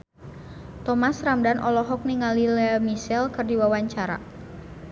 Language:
Sundanese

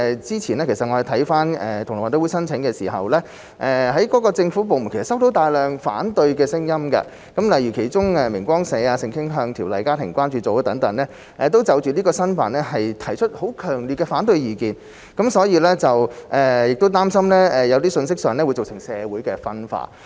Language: Cantonese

